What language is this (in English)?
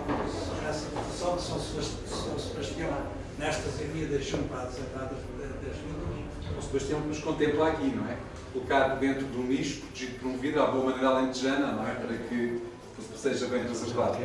Portuguese